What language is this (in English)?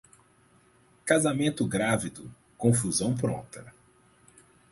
Portuguese